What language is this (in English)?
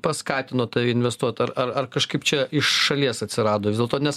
Lithuanian